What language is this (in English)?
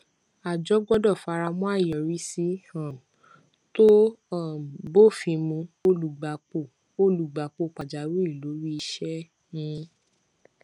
Yoruba